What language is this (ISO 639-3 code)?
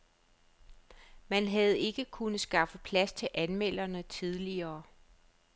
dan